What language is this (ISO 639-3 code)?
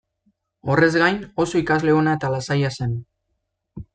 eus